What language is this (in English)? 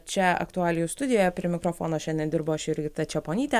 Lithuanian